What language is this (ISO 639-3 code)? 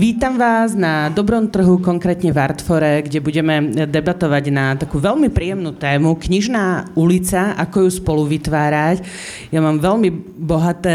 slk